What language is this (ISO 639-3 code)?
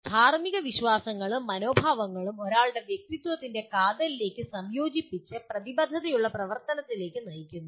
mal